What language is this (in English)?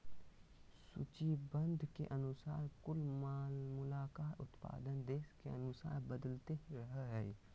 Magahi